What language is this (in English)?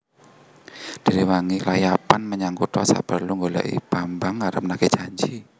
Javanese